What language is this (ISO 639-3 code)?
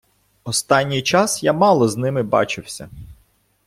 ukr